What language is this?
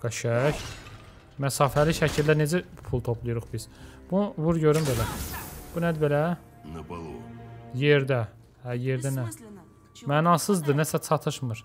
Turkish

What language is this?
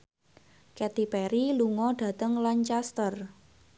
Javanese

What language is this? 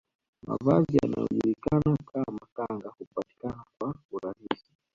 Swahili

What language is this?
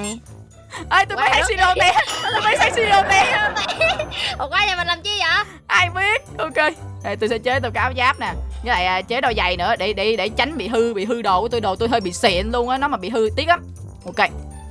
Vietnamese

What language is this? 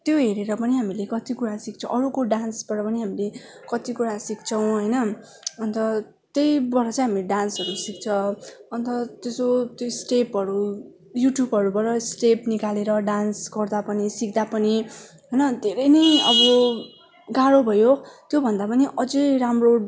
Nepali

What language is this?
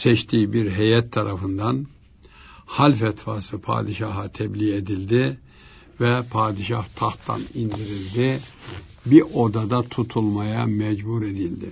Turkish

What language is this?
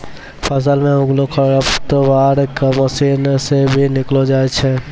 Maithili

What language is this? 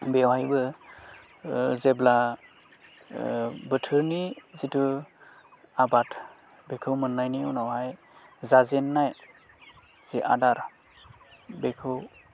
Bodo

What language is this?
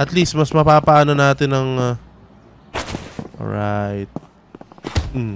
Filipino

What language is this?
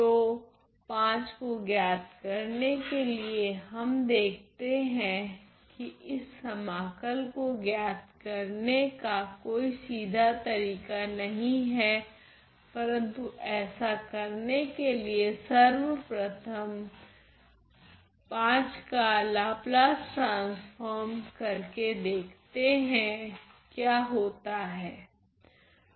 Hindi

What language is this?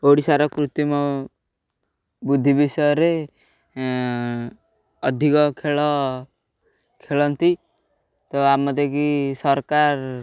Odia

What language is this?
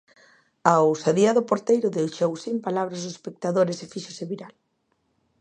Galician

